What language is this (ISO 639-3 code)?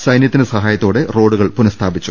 mal